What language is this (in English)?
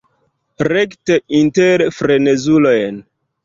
Esperanto